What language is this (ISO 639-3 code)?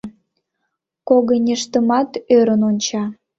chm